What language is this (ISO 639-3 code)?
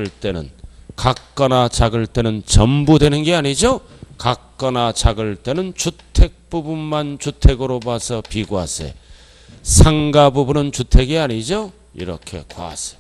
kor